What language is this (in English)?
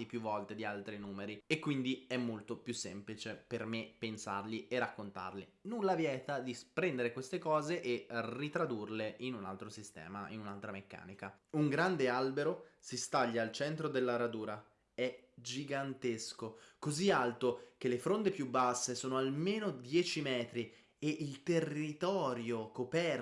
Italian